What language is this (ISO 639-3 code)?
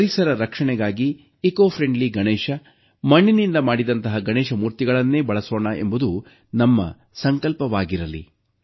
kan